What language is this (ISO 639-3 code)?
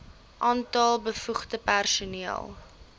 afr